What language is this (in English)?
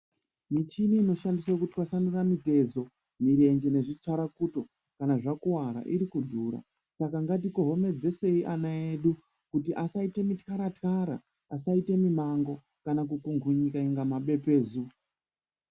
Ndau